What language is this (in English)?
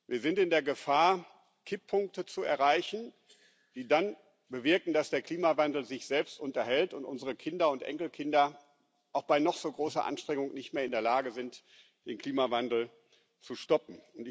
German